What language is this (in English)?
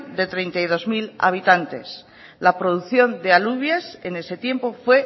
Spanish